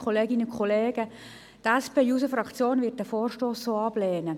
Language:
Swiss German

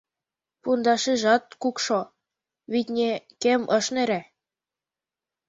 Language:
Mari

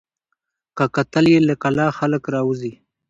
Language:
Pashto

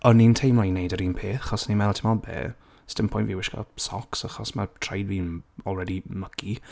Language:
Welsh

